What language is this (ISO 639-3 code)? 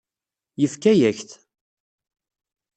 kab